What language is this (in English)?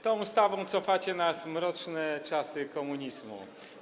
Polish